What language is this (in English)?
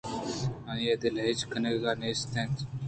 Eastern Balochi